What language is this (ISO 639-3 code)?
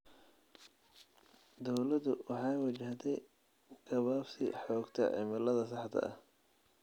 som